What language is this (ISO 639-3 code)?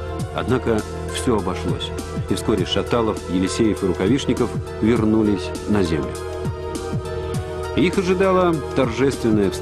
rus